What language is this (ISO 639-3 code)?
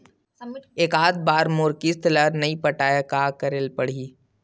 hne